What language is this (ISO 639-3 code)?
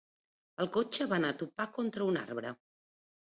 cat